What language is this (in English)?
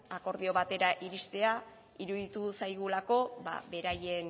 Basque